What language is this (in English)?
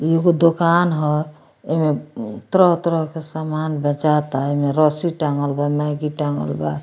Bhojpuri